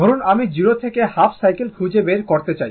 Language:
Bangla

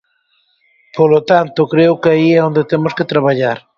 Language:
Galician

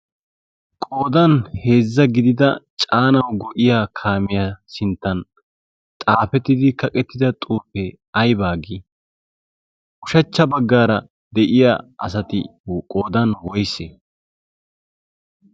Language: Wolaytta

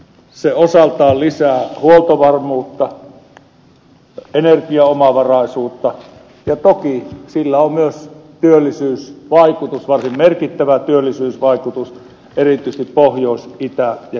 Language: Finnish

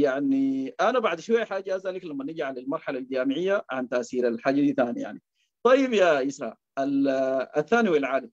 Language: Arabic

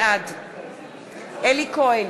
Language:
Hebrew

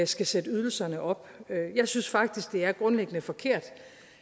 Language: Danish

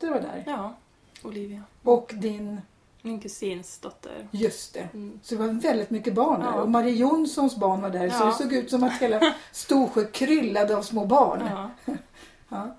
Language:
Swedish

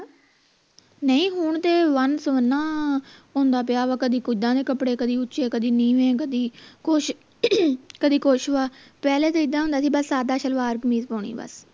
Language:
Punjabi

